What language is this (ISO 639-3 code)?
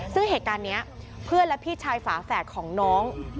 tha